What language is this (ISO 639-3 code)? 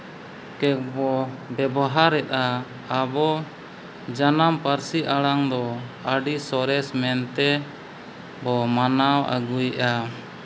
sat